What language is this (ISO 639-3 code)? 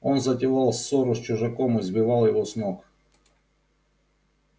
rus